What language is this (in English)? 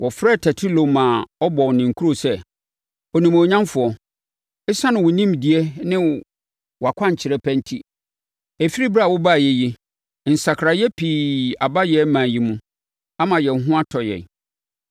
Akan